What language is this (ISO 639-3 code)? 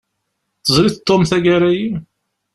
kab